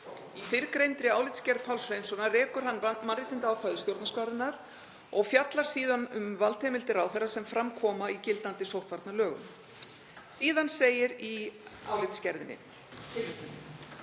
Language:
Icelandic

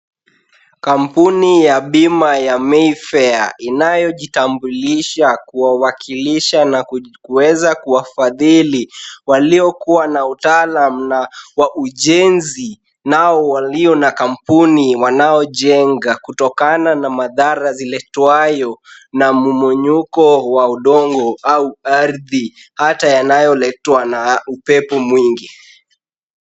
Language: Swahili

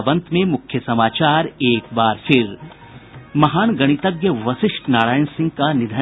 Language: Hindi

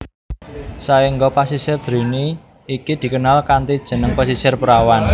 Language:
Javanese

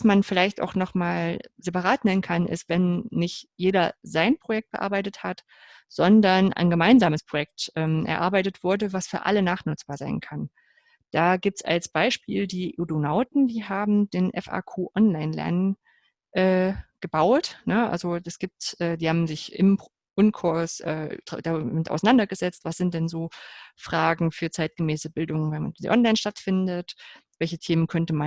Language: German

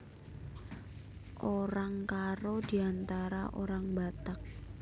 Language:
Javanese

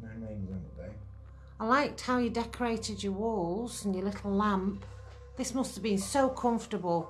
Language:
English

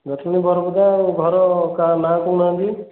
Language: Odia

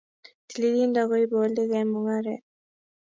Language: Kalenjin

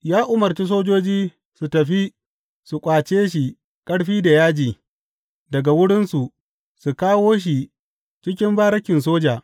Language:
Hausa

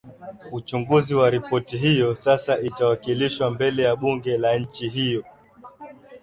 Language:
Swahili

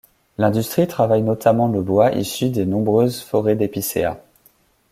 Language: French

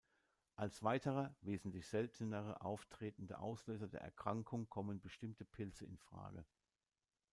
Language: German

